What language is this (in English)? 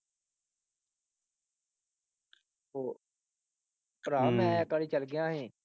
Punjabi